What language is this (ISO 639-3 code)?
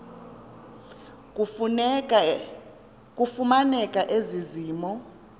xho